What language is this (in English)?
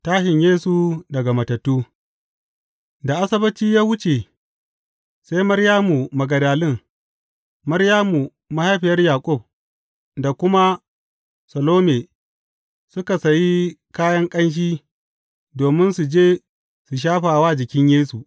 Hausa